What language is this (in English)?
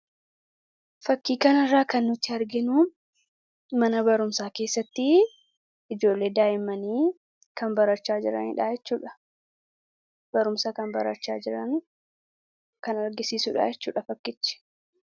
Oromo